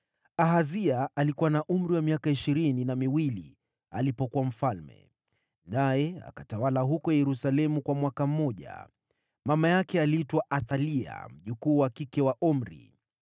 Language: Swahili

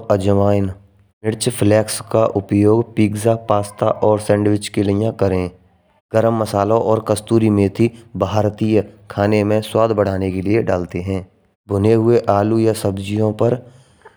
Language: Braj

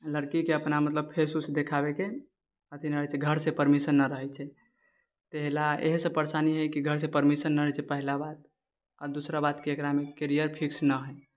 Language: Maithili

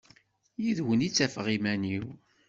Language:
Kabyle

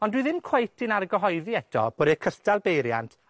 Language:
Welsh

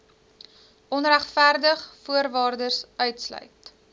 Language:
Afrikaans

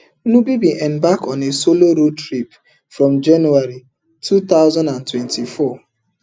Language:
Nigerian Pidgin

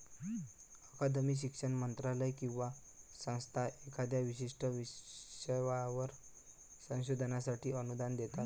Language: Marathi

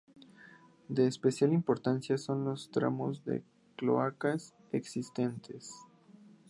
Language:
Spanish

